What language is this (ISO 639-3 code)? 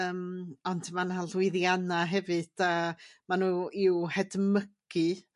cym